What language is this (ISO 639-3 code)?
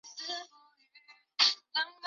zho